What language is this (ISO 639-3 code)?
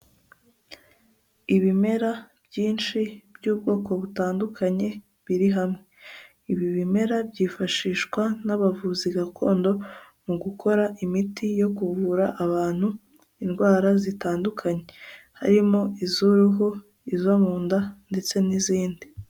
kin